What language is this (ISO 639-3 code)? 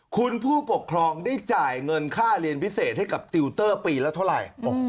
tha